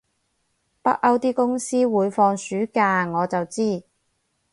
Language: Cantonese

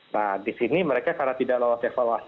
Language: Indonesian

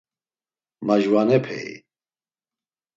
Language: Laz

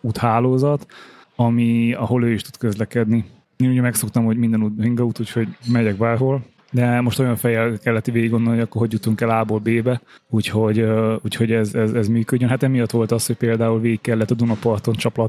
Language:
Hungarian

